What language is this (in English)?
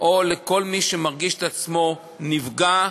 Hebrew